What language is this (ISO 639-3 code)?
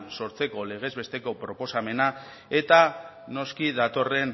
eus